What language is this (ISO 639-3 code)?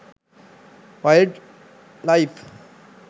sin